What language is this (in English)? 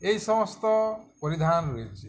Bangla